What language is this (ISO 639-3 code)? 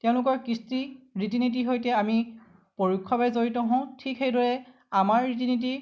asm